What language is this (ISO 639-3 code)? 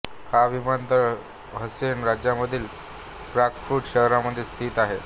mar